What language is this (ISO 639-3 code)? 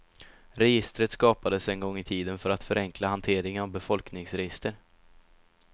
swe